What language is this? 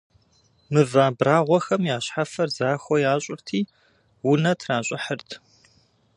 Kabardian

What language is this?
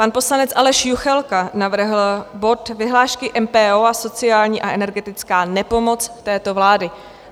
Czech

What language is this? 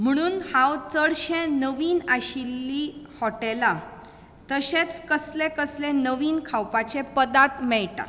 Konkani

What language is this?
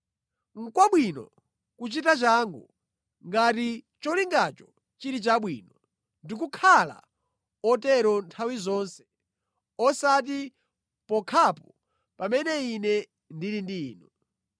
Nyanja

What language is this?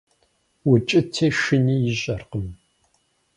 Kabardian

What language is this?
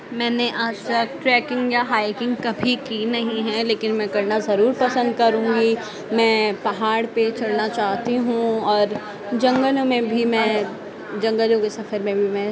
Urdu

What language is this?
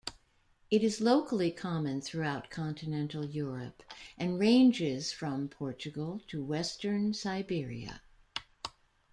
English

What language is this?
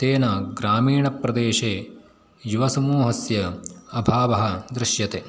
Sanskrit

